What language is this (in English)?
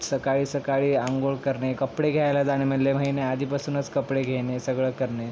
Marathi